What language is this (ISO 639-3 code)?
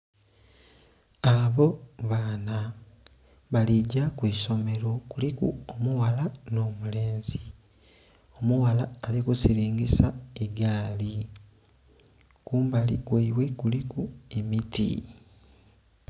xog